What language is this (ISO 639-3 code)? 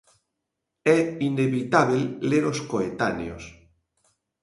glg